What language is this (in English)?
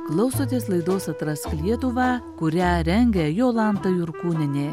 Lithuanian